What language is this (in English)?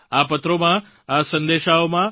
Gujarati